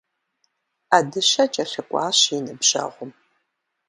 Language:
Kabardian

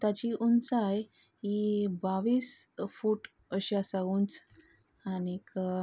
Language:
Konkani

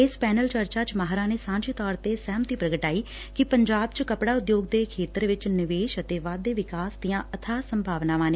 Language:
Punjabi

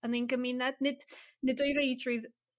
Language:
Welsh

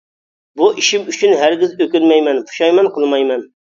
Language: Uyghur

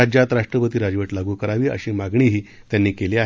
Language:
Marathi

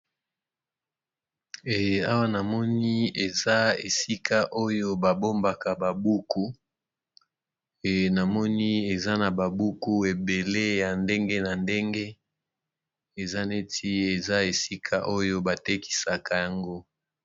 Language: Lingala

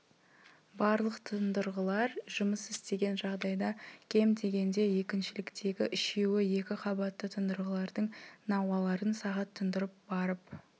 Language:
Kazakh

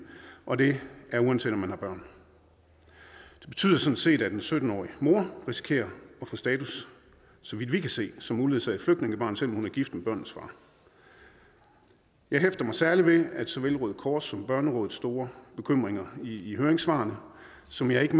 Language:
Danish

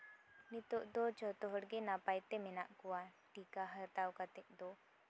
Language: Santali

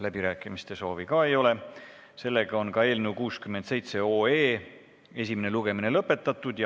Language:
Estonian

